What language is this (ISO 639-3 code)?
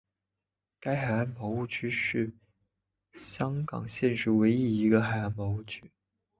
zho